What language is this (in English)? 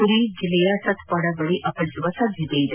Kannada